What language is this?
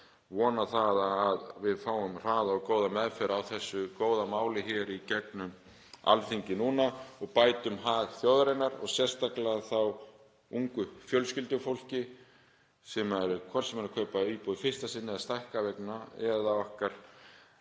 Icelandic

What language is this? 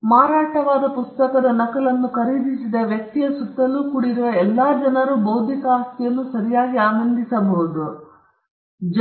Kannada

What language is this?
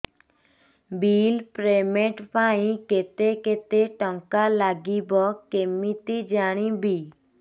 Odia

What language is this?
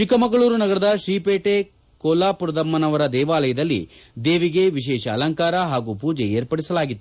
Kannada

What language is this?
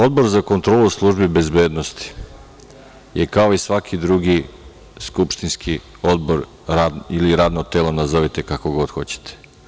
Serbian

